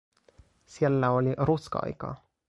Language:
Finnish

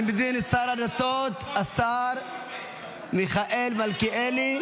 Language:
Hebrew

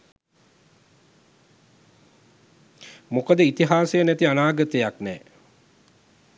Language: Sinhala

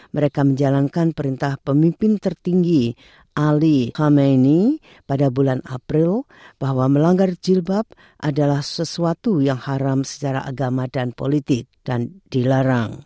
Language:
Indonesian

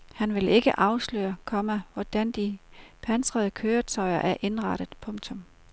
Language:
Danish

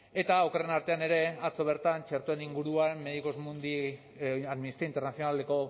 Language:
Basque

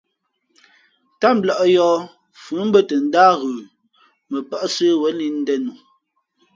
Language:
Fe'fe'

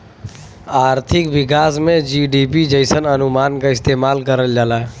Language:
Bhojpuri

